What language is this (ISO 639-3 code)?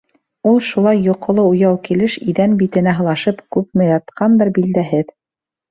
bak